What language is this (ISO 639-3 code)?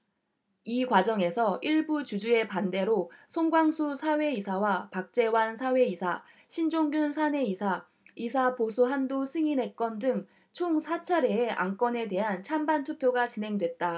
kor